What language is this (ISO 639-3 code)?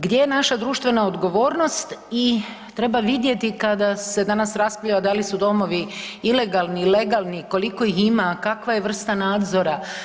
hrv